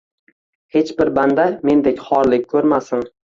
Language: Uzbek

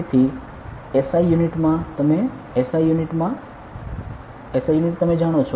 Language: Gujarati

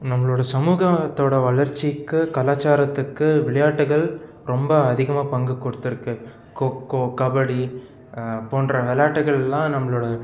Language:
Tamil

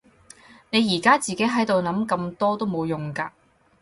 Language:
Cantonese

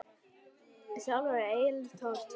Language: Icelandic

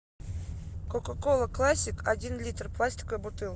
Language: Russian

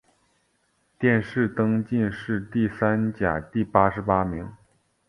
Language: Chinese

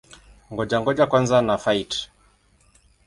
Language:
Swahili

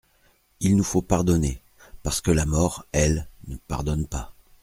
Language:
French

